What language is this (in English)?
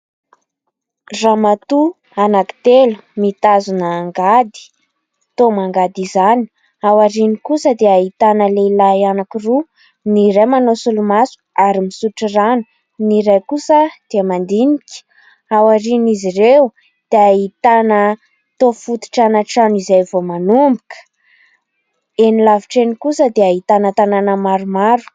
Malagasy